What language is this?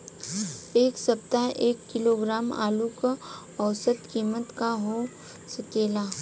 Bhojpuri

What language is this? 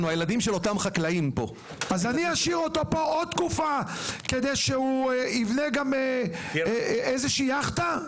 Hebrew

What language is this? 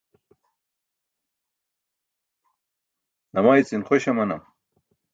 Burushaski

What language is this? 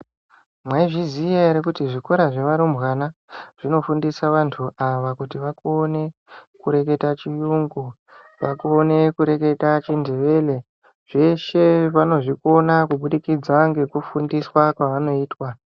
Ndau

